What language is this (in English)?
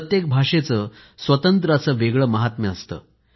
Marathi